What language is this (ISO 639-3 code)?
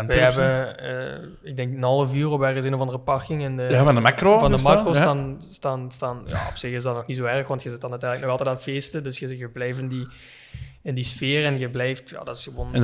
nld